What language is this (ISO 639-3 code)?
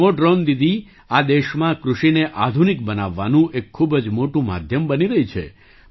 guj